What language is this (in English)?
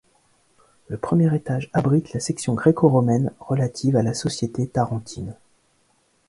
French